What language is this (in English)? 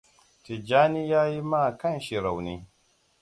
Hausa